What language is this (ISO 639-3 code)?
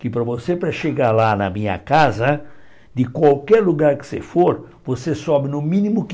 por